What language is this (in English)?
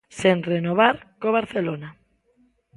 Galician